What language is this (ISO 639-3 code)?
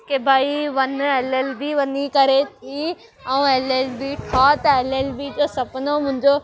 snd